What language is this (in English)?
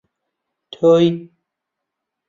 Central Kurdish